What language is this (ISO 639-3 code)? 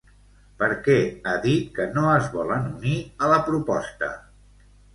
cat